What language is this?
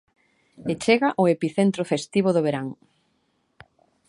Galician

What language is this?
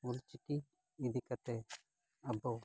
Santali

